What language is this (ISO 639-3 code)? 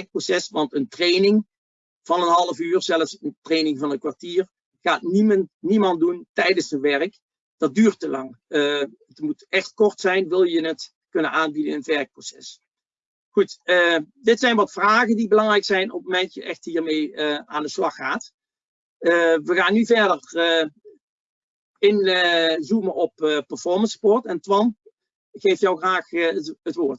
nld